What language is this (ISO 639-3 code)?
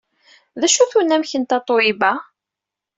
kab